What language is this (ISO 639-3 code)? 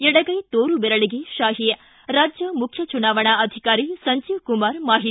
kan